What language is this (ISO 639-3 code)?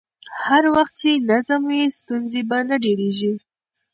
pus